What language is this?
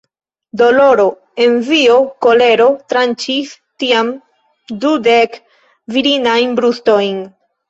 Esperanto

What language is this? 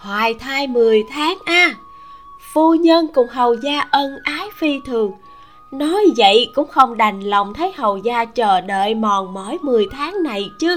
Vietnamese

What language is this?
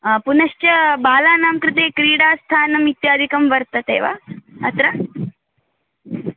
Sanskrit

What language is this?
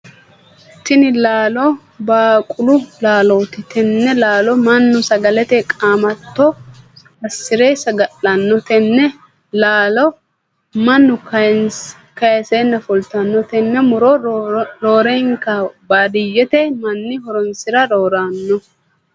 Sidamo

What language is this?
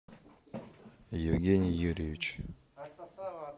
Russian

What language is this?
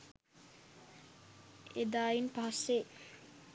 Sinhala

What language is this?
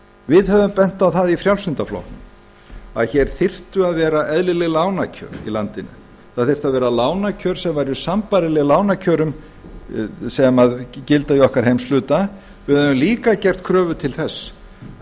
Icelandic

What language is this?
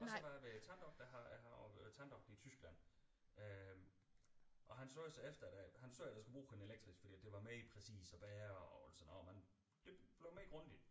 Danish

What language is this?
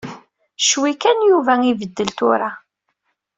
Kabyle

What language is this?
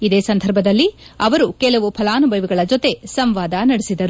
Kannada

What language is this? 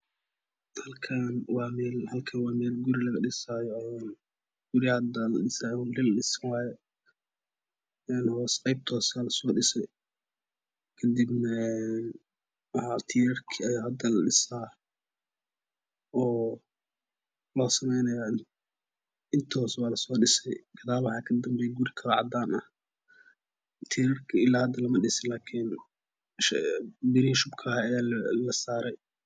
Somali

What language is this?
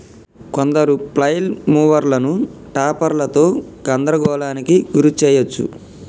Telugu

